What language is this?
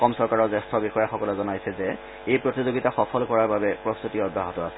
Assamese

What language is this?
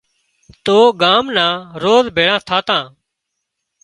Wadiyara Koli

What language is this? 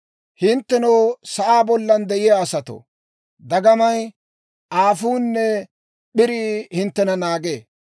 Dawro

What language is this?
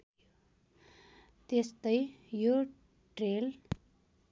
Nepali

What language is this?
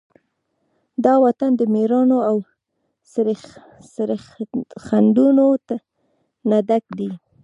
Pashto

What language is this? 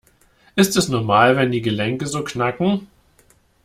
German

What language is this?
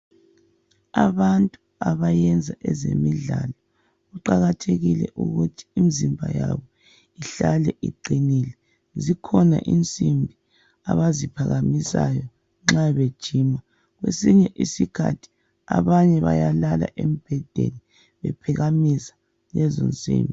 North Ndebele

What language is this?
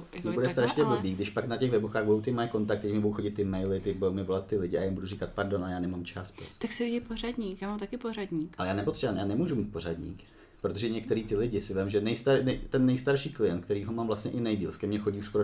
Czech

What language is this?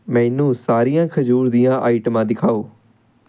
Punjabi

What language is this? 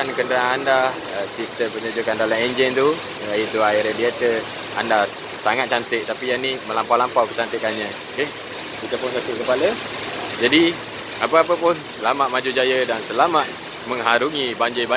Malay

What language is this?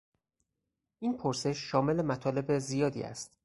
Persian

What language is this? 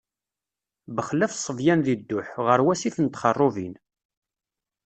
Kabyle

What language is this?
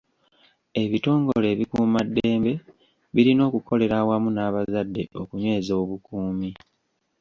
Ganda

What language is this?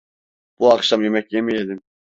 Turkish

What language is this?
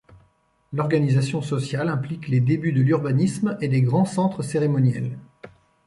French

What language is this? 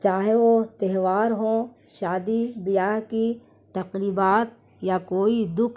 Urdu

